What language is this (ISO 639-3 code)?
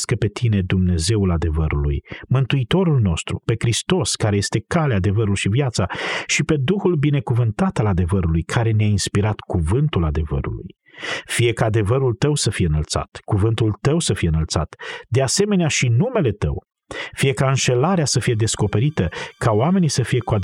ron